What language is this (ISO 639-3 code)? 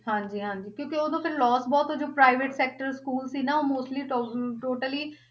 pan